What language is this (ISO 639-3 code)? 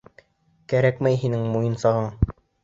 bak